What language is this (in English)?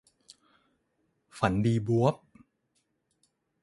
Thai